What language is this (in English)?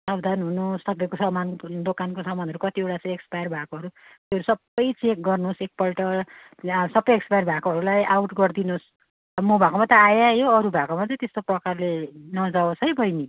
Nepali